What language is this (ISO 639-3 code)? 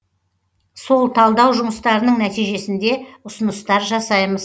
kaz